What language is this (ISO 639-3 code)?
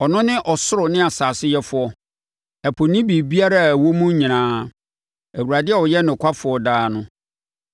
aka